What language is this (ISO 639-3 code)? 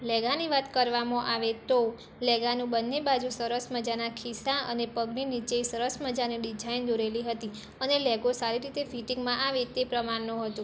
guj